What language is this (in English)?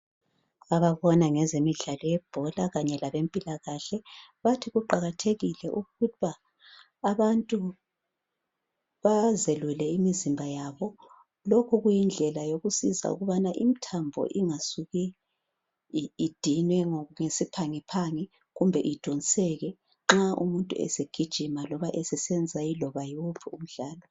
North Ndebele